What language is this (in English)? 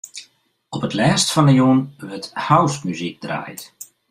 Western Frisian